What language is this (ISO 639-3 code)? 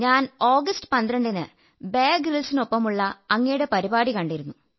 mal